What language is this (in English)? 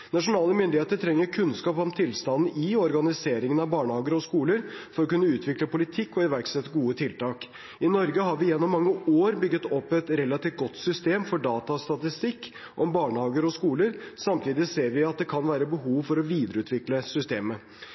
Norwegian Bokmål